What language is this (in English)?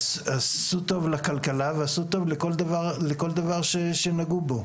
Hebrew